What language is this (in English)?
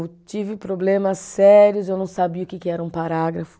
Portuguese